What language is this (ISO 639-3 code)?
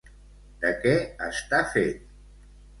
cat